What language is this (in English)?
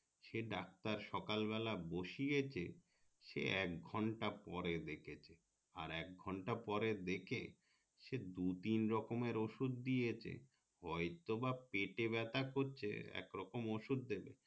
Bangla